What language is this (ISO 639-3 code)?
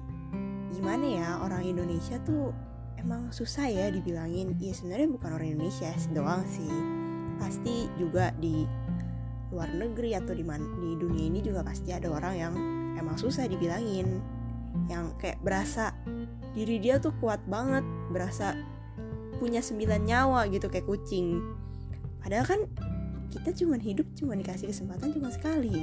ind